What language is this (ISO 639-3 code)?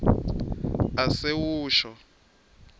ssw